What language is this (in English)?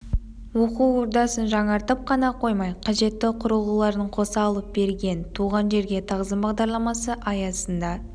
Kazakh